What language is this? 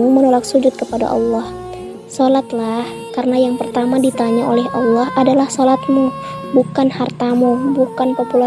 Indonesian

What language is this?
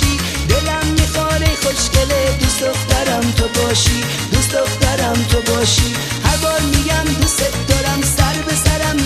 Persian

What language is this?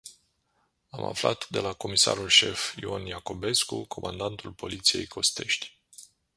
Romanian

